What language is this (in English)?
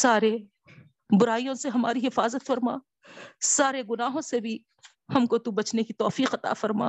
Urdu